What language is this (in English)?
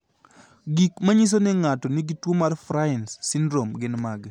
Luo (Kenya and Tanzania)